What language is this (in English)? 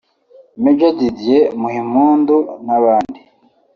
Kinyarwanda